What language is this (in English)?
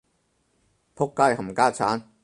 Cantonese